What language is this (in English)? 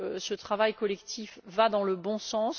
French